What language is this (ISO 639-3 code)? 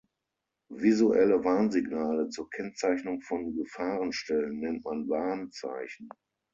deu